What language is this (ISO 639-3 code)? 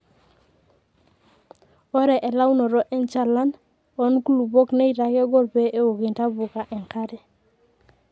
mas